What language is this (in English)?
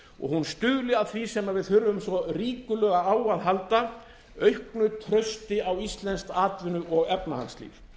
Icelandic